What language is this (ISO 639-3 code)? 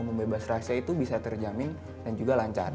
ind